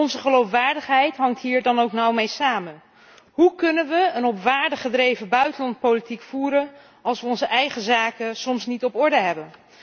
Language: Dutch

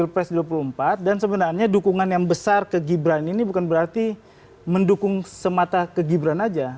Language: Indonesian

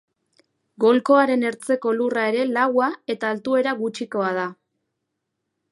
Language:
Basque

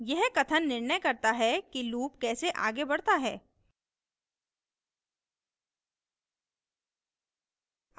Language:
Hindi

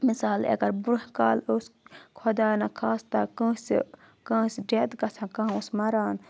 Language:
Kashmiri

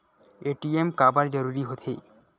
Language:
Chhattisgarhi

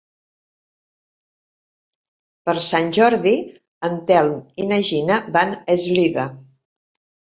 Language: Catalan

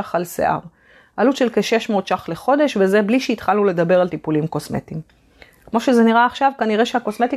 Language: Hebrew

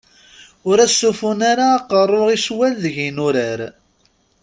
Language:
Kabyle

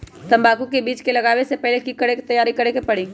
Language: Magahi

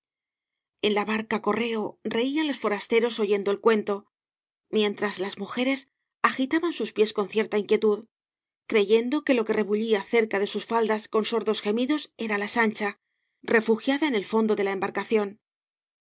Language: Spanish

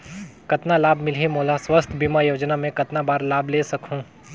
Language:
Chhattisgarhi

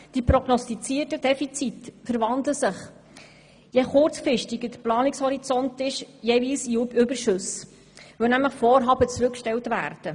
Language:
Swiss German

